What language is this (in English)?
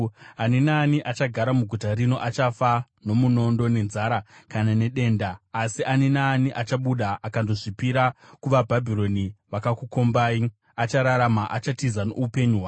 Shona